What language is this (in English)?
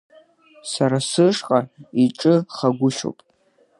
Abkhazian